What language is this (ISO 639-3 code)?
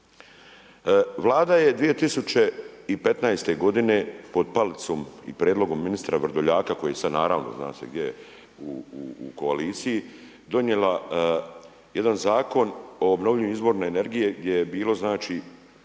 hrv